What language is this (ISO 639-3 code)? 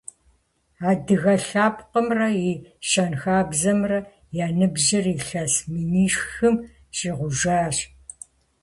kbd